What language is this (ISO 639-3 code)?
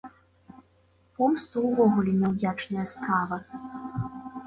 bel